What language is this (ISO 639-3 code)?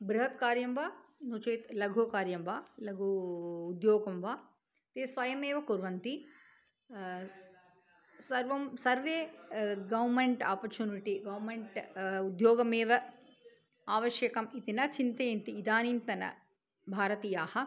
san